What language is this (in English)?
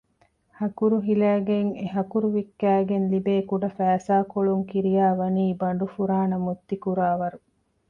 Divehi